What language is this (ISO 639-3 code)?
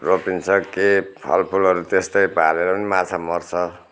nep